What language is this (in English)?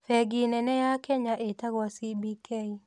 Kikuyu